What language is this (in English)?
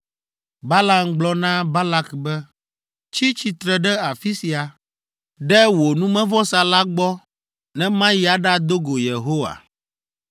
Ewe